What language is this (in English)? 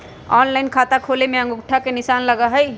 Magahi